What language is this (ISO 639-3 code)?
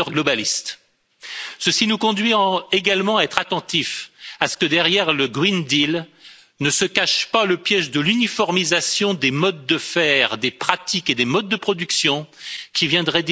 fra